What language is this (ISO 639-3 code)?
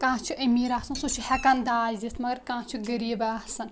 kas